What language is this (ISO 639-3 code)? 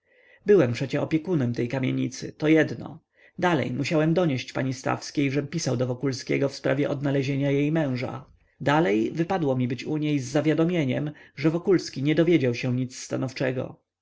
pol